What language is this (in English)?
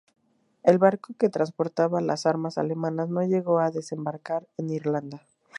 Spanish